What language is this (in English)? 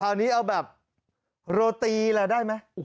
Thai